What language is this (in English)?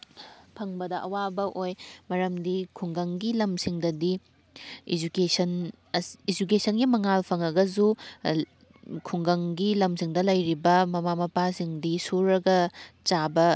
Manipuri